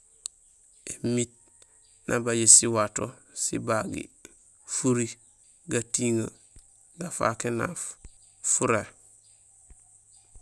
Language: Gusilay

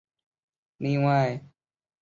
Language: Chinese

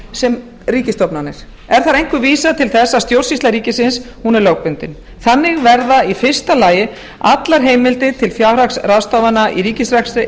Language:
Icelandic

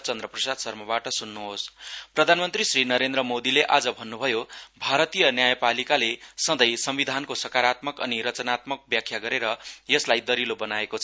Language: Nepali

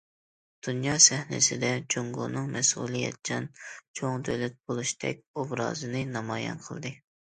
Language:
Uyghur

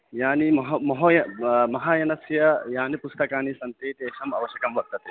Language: Sanskrit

